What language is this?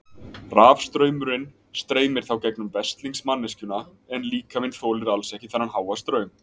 Icelandic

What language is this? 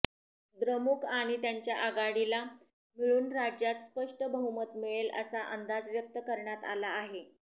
Marathi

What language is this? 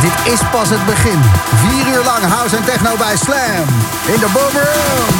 Dutch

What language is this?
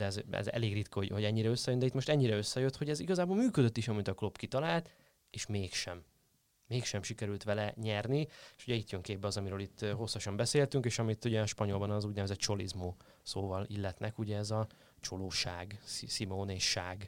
Hungarian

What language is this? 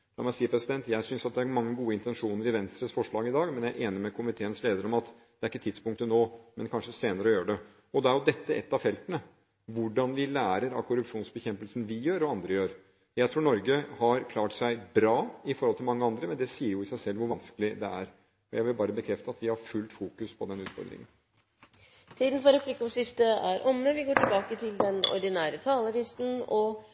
Norwegian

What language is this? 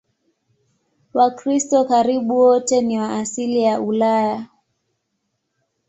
Swahili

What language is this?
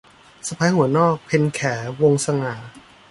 Thai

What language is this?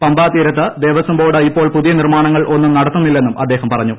Malayalam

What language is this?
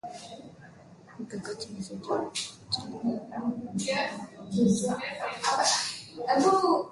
Swahili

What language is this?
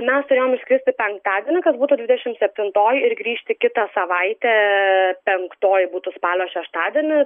Lithuanian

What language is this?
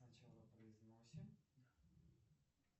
Russian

